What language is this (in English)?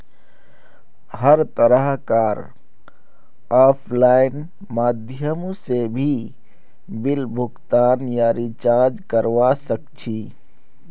Magahi